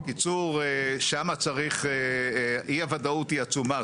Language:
Hebrew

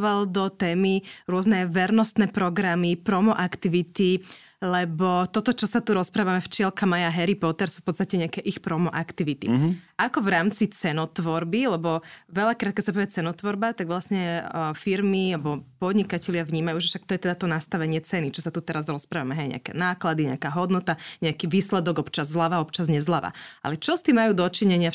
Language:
Slovak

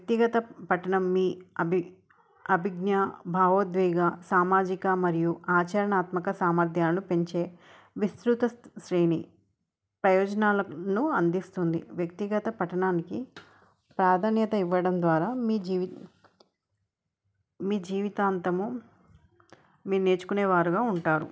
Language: Telugu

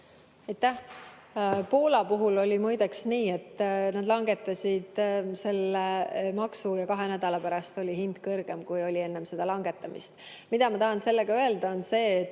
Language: Estonian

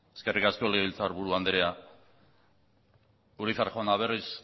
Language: Basque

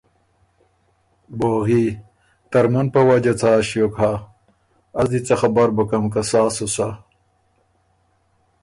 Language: Ormuri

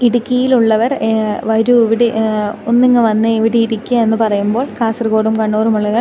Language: Malayalam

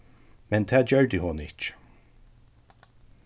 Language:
Faroese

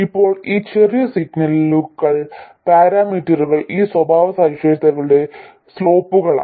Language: Malayalam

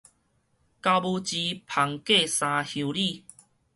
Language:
Min Nan Chinese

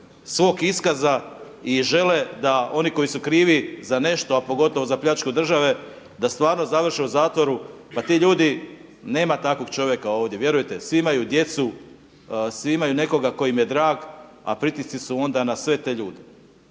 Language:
Croatian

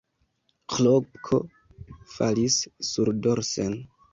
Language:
Esperanto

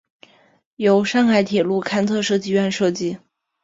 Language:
Chinese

